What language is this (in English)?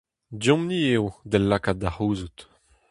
Breton